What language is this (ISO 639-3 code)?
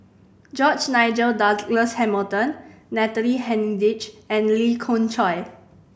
eng